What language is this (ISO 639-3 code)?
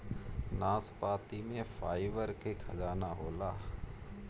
bho